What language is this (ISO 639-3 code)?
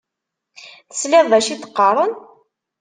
kab